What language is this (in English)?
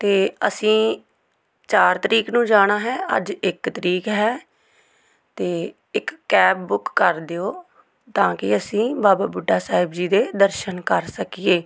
Punjabi